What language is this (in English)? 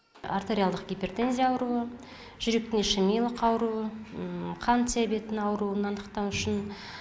Kazakh